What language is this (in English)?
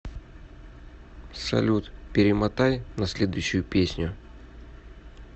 Russian